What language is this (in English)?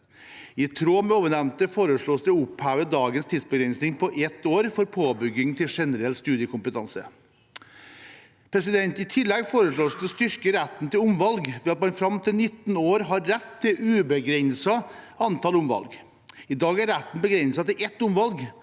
Norwegian